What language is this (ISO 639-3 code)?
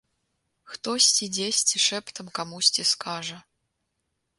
bel